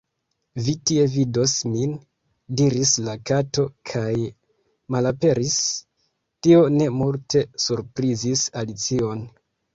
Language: Esperanto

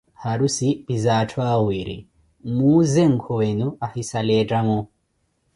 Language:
Koti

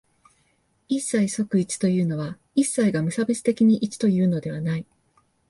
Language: Japanese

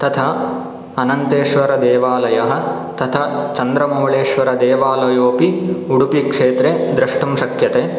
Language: Sanskrit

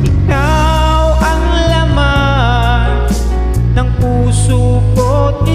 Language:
Indonesian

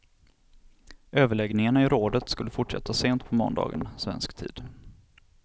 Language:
Swedish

